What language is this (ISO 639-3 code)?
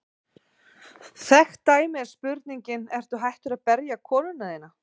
isl